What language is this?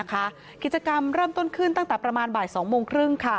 Thai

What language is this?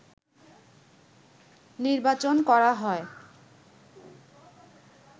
Bangla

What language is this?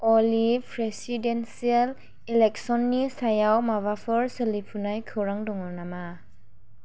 Bodo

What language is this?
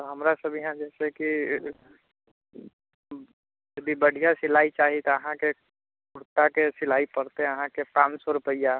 Maithili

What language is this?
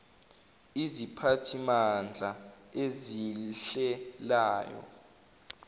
Zulu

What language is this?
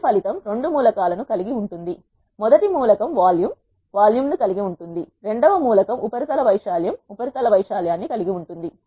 Telugu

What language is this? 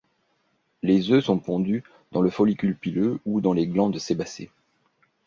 French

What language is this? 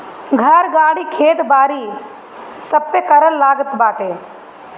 Bhojpuri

